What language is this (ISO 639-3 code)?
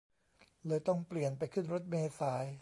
tha